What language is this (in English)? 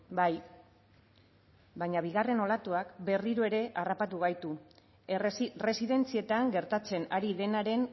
Basque